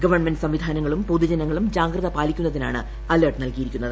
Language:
Malayalam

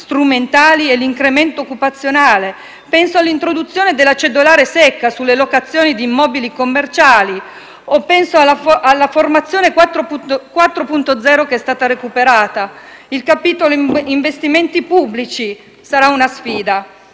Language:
Italian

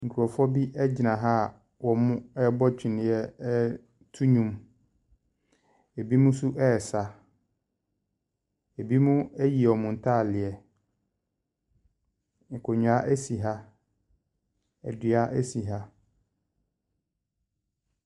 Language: Akan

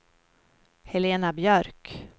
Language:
Swedish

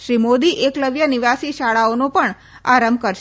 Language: Gujarati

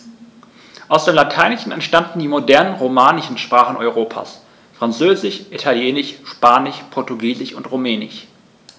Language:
German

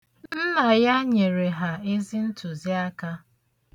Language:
Igbo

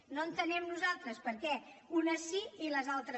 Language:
Catalan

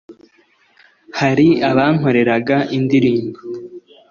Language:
Kinyarwanda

